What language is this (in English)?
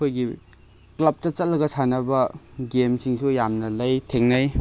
Manipuri